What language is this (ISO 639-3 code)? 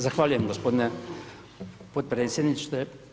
hrv